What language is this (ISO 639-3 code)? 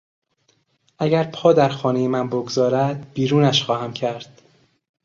fas